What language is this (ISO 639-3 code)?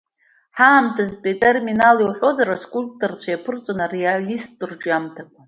abk